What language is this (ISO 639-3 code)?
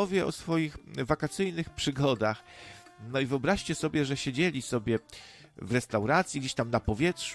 pol